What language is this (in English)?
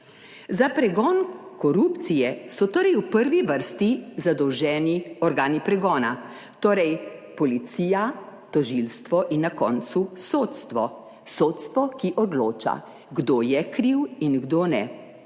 Slovenian